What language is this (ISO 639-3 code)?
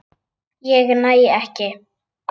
isl